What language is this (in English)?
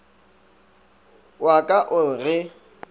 Northern Sotho